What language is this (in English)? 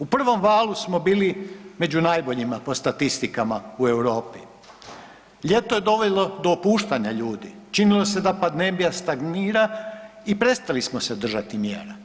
Croatian